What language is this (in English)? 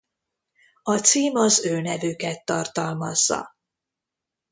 Hungarian